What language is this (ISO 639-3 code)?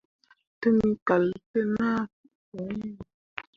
mua